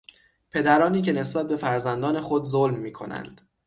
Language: Persian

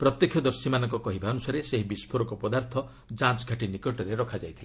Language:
Odia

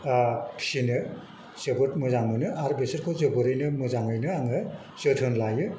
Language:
Bodo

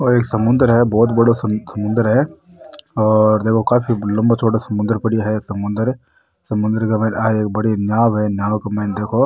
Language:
Rajasthani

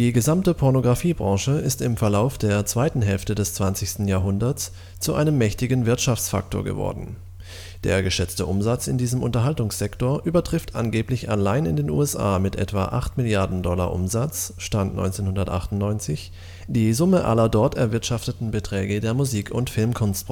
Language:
German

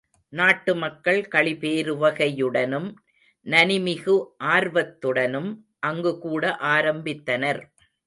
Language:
Tamil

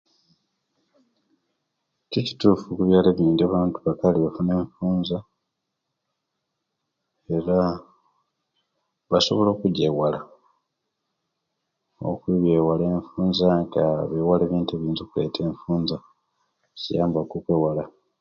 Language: Kenyi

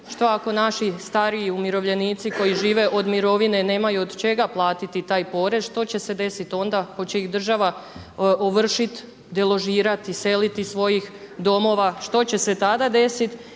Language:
Croatian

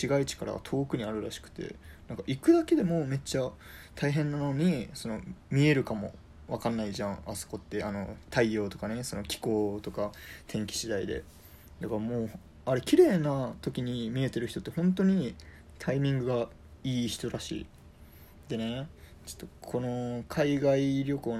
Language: Japanese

